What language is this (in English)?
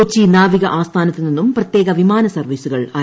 Malayalam